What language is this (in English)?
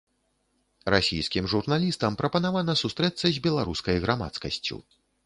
Belarusian